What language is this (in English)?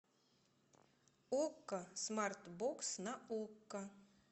Russian